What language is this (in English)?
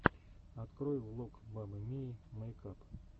Russian